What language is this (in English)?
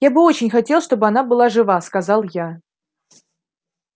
Russian